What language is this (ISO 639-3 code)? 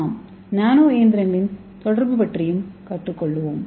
tam